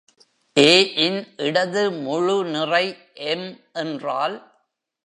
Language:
Tamil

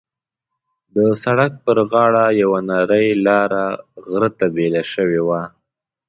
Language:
Pashto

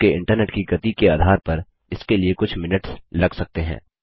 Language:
Hindi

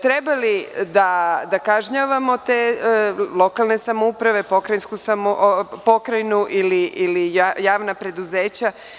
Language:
Serbian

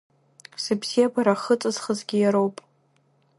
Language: Abkhazian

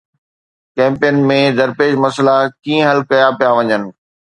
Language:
Sindhi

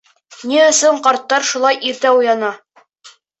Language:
Bashkir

